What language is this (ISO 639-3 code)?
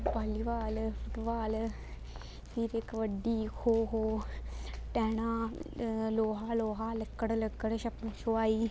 doi